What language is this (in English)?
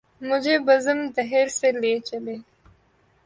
Urdu